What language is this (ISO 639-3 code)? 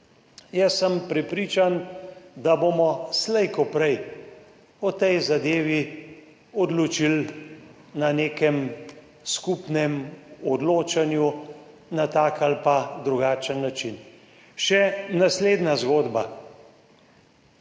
slv